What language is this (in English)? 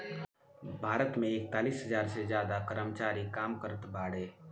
Bhojpuri